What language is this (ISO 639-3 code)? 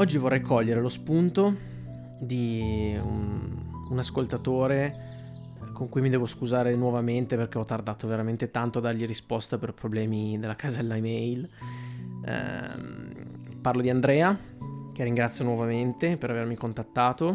ita